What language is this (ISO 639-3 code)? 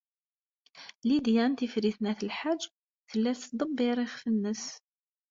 kab